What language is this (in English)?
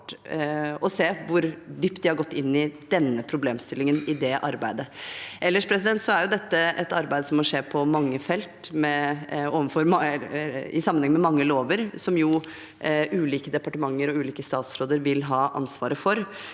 Norwegian